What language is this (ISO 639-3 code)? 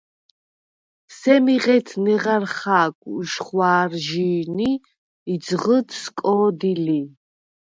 sva